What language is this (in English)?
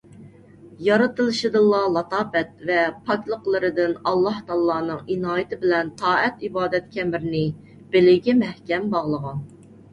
Uyghur